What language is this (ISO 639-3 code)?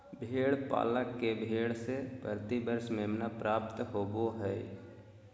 mag